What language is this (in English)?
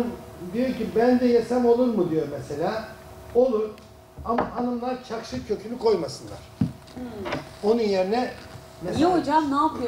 Turkish